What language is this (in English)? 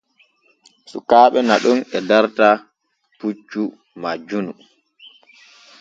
Borgu Fulfulde